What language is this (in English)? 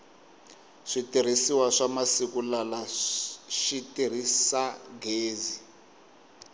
Tsonga